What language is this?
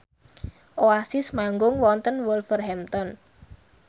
Javanese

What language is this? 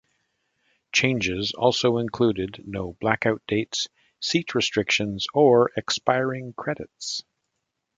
English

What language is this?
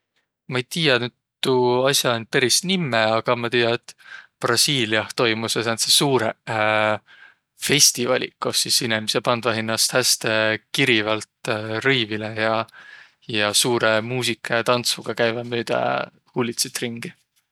Võro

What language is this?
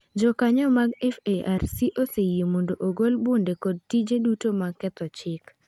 Luo (Kenya and Tanzania)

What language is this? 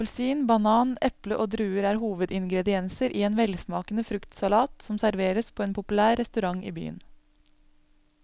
Norwegian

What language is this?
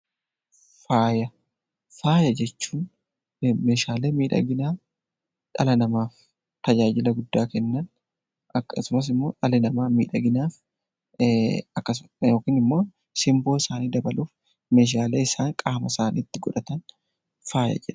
Oromo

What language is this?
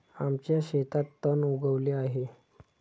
Marathi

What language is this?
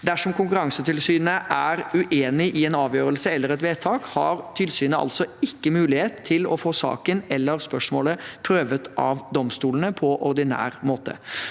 Norwegian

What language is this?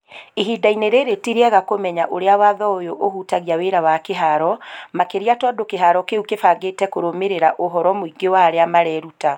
Kikuyu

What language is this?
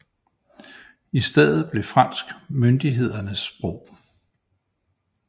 Danish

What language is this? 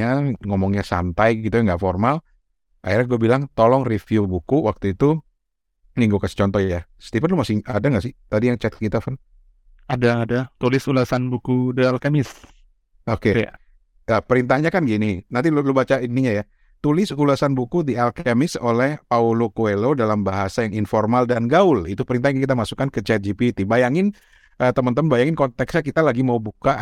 Indonesian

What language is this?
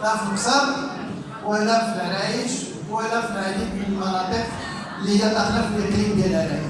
Arabic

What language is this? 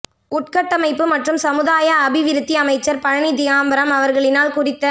Tamil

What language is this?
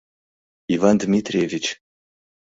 Mari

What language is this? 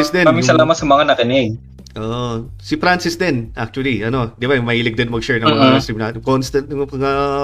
Filipino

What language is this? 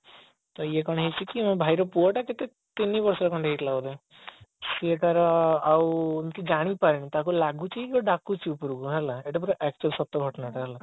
Odia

